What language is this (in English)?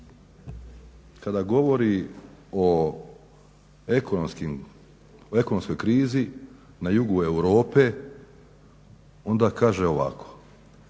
Croatian